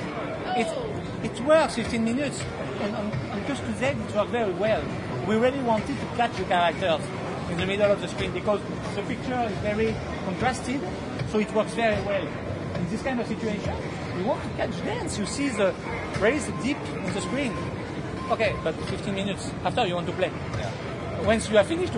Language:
Finnish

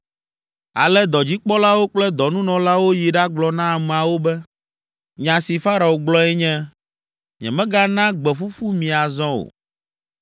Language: Ewe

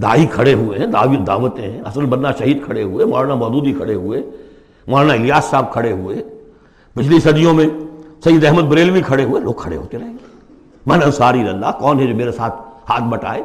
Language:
Urdu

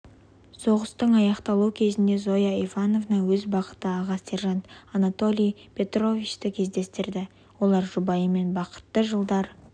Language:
Kazakh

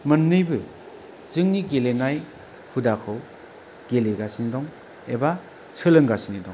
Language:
Bodo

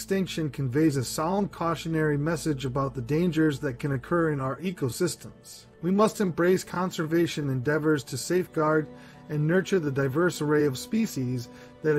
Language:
English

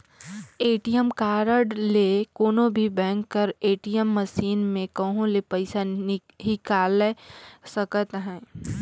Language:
Chhattisgarhi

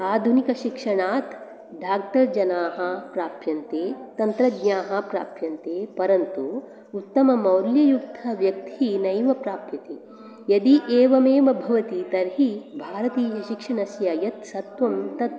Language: Sanskrit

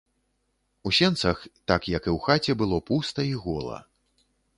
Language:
Belarusian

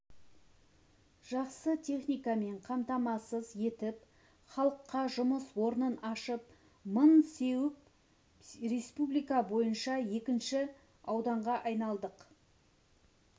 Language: Kazakh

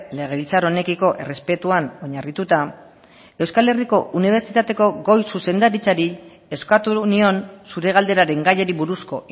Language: Basque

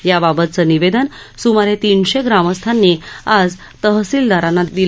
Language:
Marathi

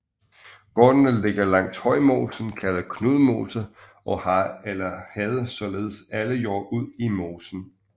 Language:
Danish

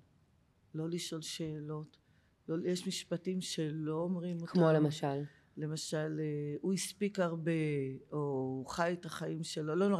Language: Hebrew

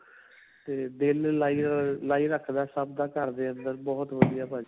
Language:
Punjabi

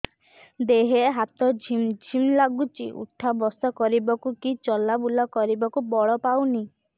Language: Odia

